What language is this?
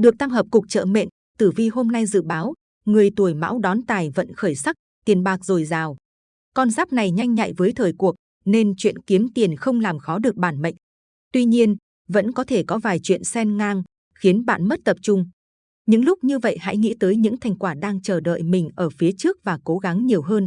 Vietnamese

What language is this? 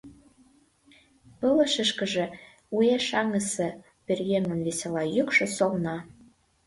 Mari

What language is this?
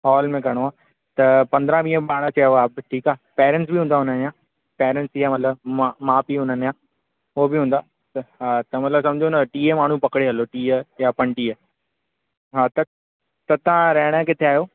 Sindhi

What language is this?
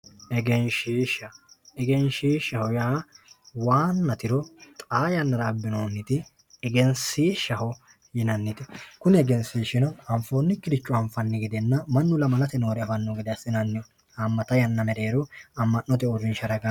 Sidamo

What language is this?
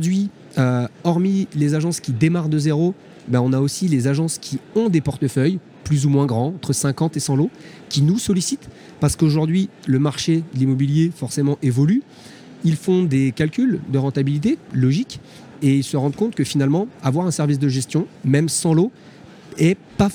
French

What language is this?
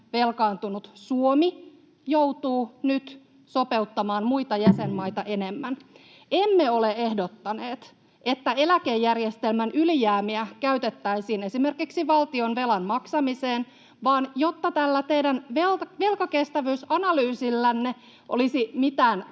Finnish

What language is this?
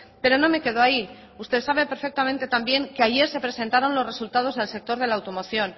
Spanish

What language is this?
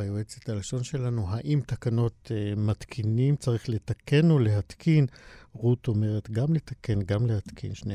Hebrew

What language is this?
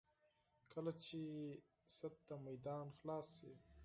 Pashto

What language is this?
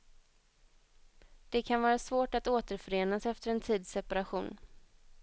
Swedish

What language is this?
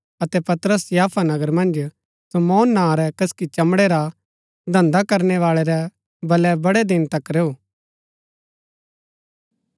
Gaddi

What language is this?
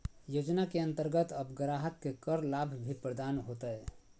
Magahi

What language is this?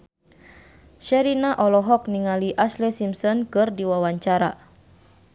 Sundanese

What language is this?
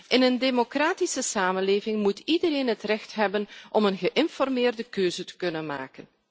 Dutch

